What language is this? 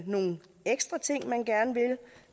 Danish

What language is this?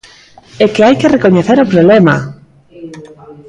Galician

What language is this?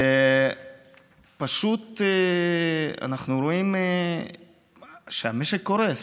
Hebrew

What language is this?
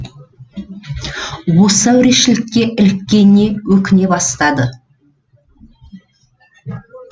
Kazakh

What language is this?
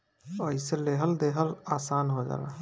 Bhojpuri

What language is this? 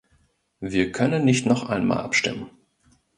German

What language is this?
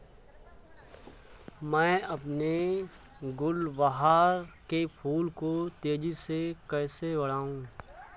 Hindi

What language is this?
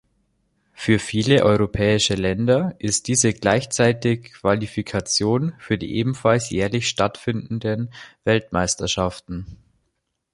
German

